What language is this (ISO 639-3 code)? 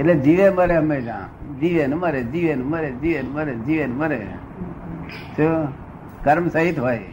guj